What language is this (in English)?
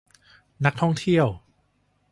Thai